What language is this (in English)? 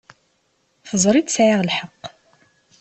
Kabyle